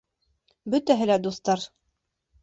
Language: Bashkir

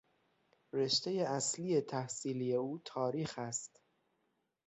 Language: Persian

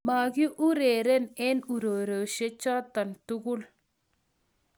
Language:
Kalenjin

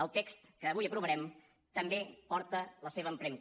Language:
Catalan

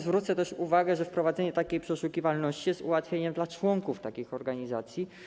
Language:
Polish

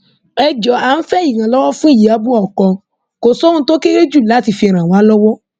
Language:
Yoruba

